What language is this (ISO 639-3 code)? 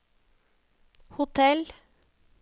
nor